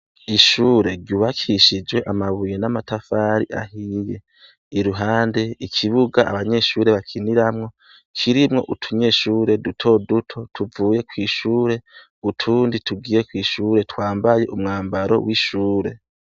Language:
Rundi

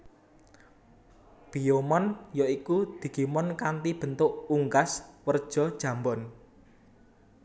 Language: Javanese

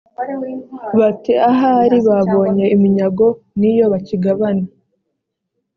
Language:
Kinyarwanda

